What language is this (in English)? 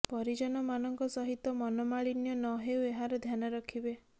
Odia